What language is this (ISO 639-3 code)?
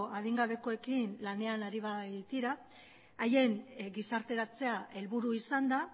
eus